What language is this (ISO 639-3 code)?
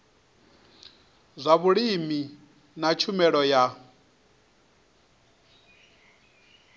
ven